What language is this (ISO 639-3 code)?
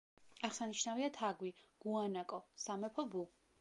kat